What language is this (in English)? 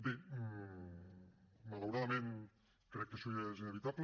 Catalan